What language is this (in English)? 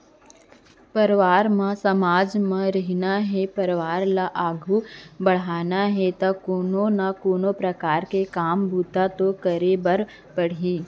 Chhattisgarhi